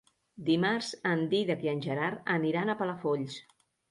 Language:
Catalan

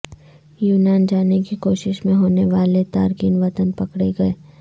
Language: Urdu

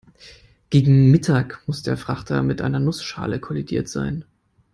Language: German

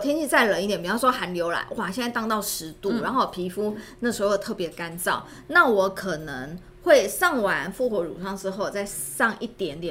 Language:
Chinese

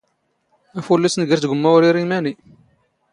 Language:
Standard Moroccan Tamazight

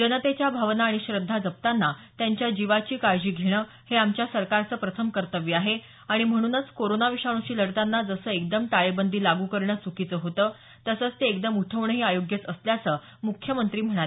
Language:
Marathi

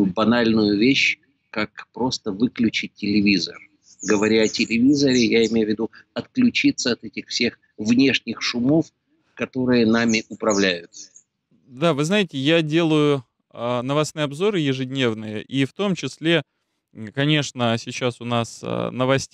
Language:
Russian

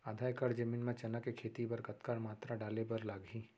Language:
Chhattisgarhi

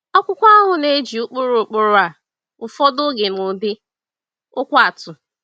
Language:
Igbo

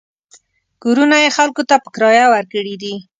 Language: Pashto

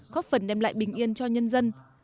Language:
Vietnamese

